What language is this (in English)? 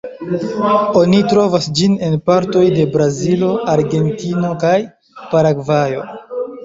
Esperanto